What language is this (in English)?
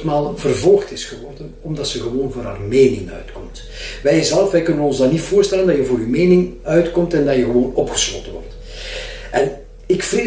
Dutch